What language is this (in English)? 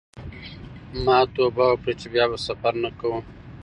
Pashto